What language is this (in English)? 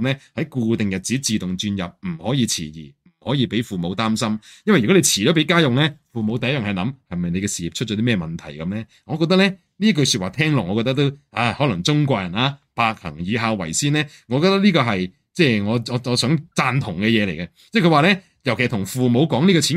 Chinese